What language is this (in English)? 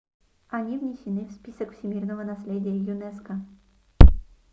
Russian